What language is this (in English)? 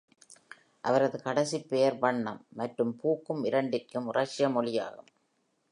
Tamil